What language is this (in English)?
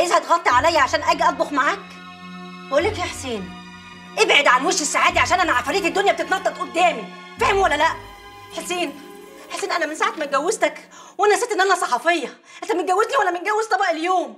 Arabic